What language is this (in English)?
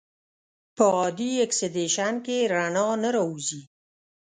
Pashto